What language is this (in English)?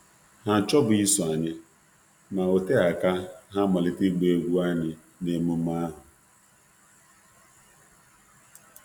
Igbo